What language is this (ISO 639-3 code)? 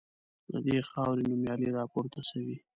pus